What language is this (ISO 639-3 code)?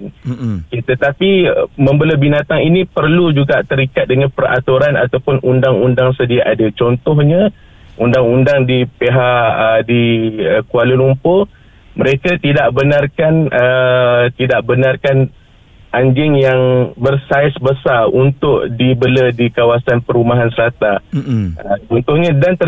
msa